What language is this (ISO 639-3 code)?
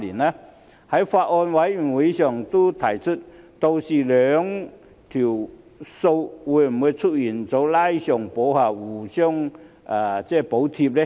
yue